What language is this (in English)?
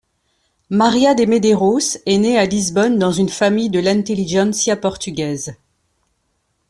French